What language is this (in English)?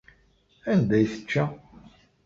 Kabyle